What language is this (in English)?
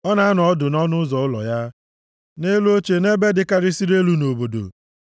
Igbo